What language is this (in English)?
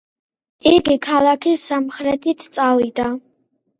Georgian